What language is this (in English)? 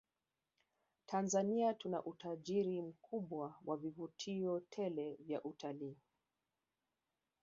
Swahili